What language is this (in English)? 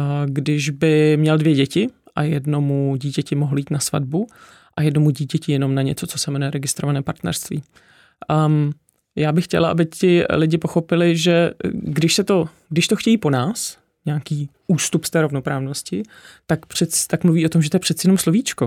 Czech